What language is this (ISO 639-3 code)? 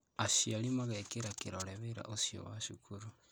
kik